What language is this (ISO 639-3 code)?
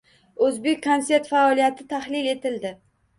uzb